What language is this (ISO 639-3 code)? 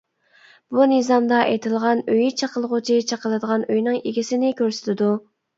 uig